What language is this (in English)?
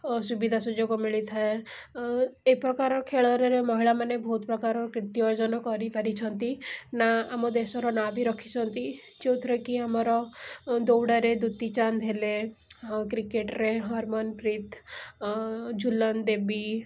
Odia